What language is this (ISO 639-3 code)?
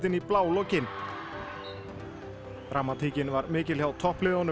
isl